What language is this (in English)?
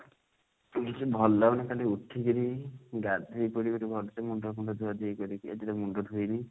Odia